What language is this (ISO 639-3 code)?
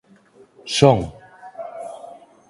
glg